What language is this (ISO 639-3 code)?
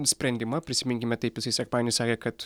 lit